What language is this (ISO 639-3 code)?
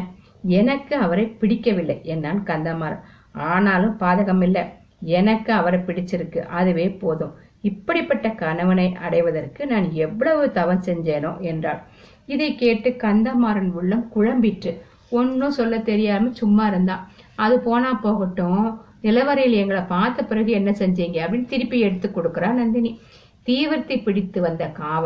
tam